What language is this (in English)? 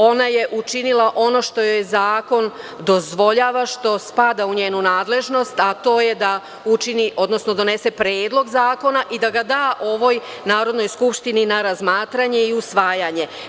Serbian